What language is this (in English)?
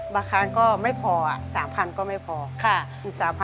Thai